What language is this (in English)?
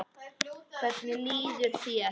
Icelandic